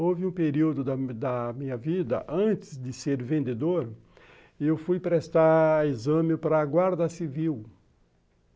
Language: Portuguese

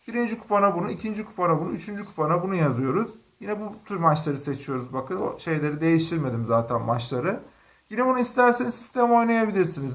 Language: Turkish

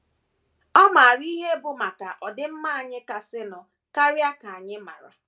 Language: Igbo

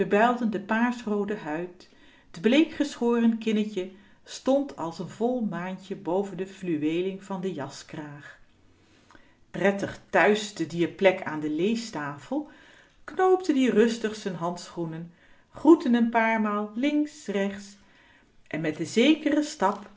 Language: Dutch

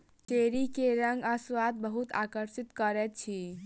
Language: Maithili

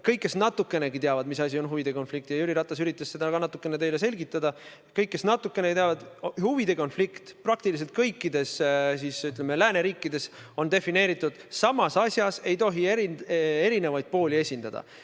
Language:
Estonian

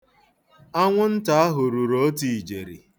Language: Igbo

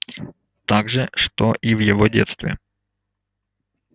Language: Russian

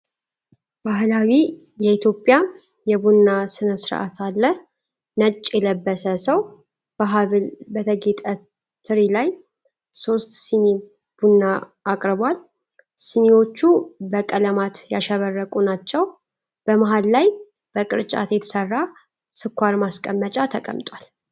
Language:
Amharic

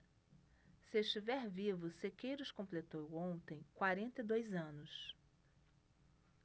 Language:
Portuguese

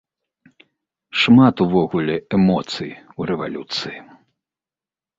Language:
Belarusian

